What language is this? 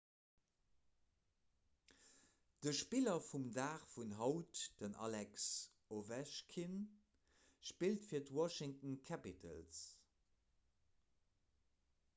Luxembourgish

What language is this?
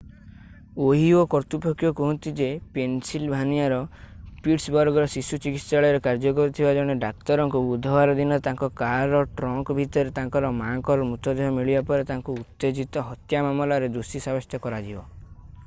Odia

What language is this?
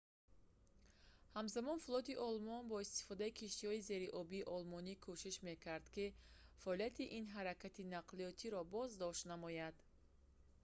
Tajik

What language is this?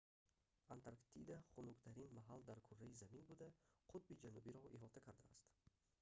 Tajik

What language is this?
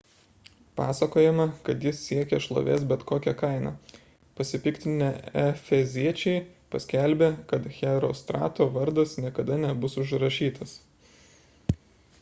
Lithuanian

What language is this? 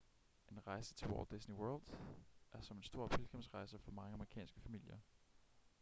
Danish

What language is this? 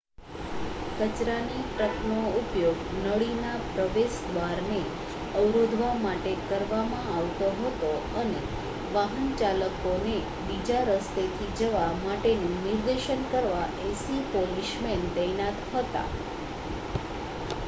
Gujarati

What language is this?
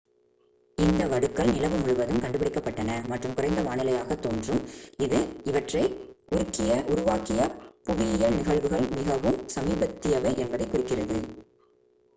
Tamil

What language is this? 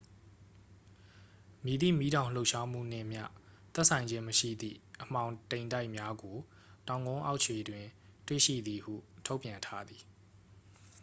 Burmese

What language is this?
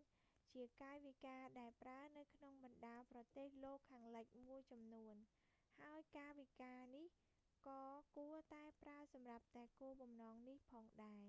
Khmer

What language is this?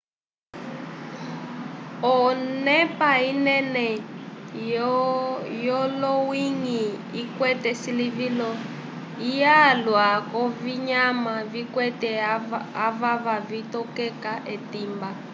Umbundu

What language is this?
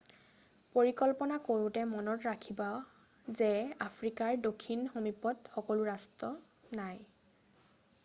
Assamese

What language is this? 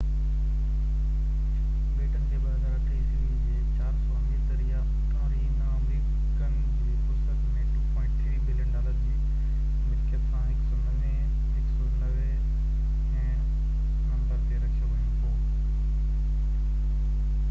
Sindhi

